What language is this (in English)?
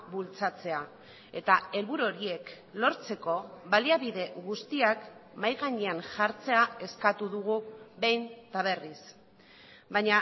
Basque